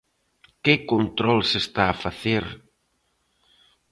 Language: Galician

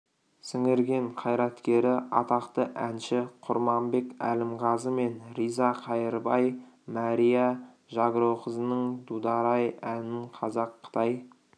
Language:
Kazakh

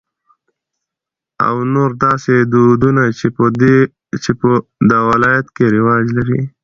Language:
Pashto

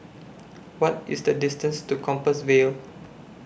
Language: English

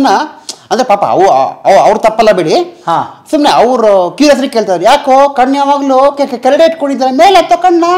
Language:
Kannada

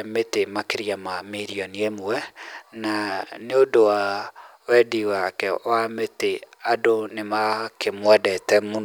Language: Kikuyu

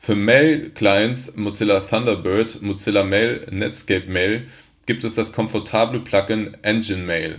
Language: German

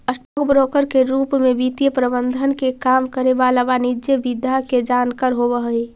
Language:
Magahi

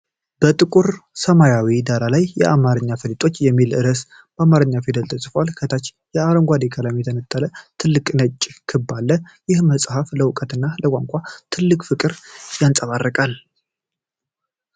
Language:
Amharic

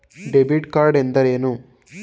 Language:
Kannada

